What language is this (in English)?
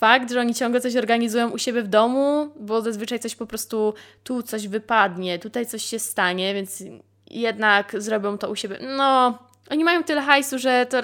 Polish